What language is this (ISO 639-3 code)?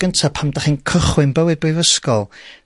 cym